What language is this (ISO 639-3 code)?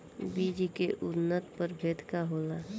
bho